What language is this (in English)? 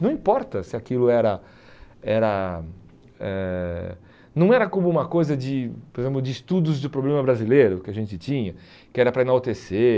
Portuguese